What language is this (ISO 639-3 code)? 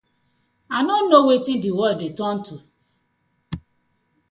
pcm